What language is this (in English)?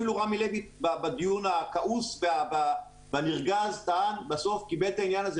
Hebrew